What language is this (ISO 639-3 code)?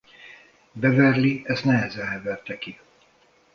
hun